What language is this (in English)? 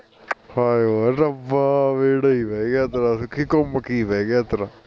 Punjabi